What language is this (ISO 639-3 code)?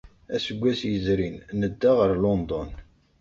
kab